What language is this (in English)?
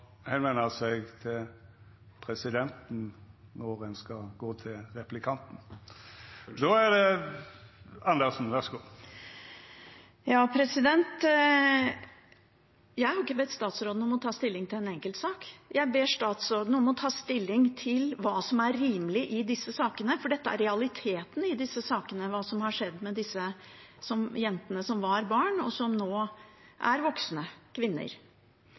Norwegian